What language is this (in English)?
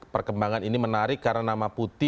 Indonesian